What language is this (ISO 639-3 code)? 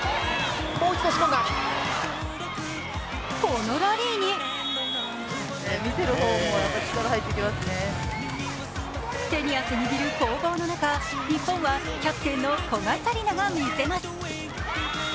jpn